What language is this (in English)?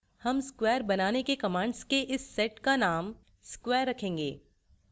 Hindi